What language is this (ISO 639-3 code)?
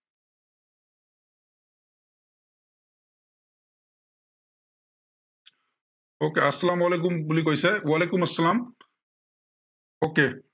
asm